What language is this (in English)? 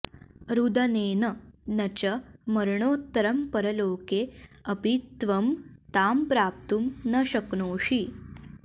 Sanskrit